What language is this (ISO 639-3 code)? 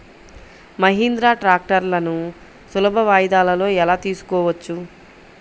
tel